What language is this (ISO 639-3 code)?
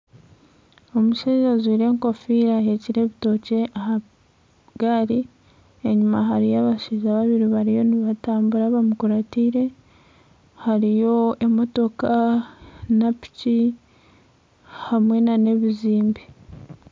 nyn